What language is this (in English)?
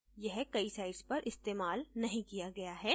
Hindi